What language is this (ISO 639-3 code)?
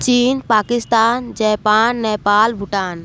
hin